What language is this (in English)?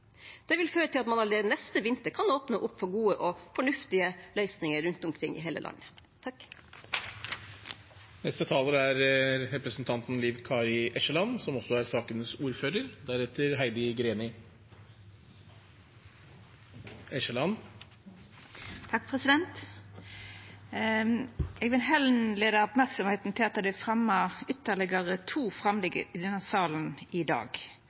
Norwegian